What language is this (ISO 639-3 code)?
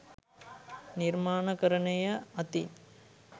sin